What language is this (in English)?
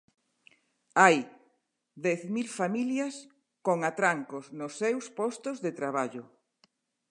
Galician